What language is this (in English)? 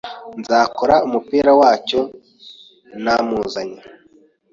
Kinyarwanda